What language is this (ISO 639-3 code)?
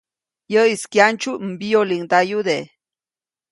zoc